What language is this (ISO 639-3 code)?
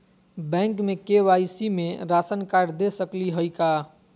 mag